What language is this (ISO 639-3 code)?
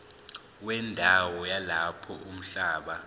zul